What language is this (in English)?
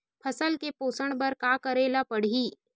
Chhattisgarhi